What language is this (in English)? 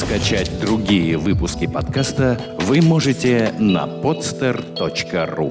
Russian